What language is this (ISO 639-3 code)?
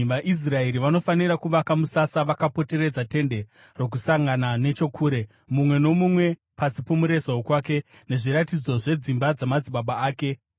sna